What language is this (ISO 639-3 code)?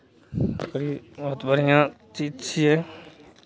mai